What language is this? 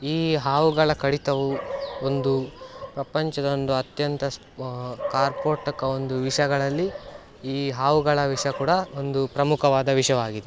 Kannada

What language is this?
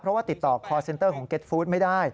Thai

